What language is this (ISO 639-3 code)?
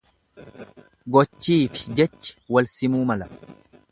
orm